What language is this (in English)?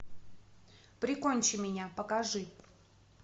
Russian